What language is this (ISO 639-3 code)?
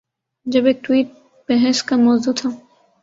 urd